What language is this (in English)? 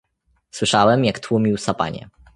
Polish